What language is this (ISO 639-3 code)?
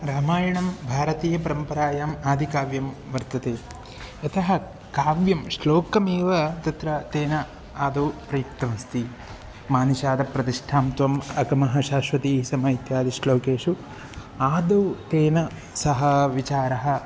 san